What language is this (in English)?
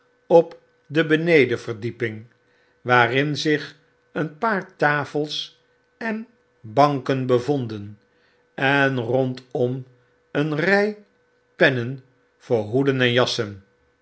Dutch